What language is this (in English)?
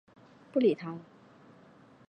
Chinese